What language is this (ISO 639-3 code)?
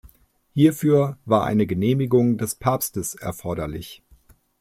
deu